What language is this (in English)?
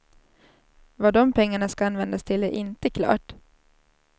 Swedish